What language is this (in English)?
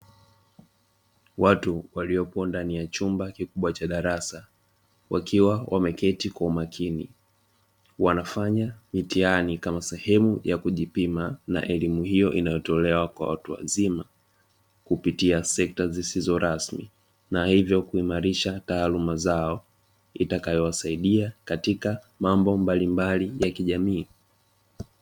Swahili